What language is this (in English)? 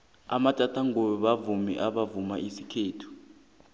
South Ndebele